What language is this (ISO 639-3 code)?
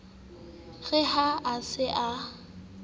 sot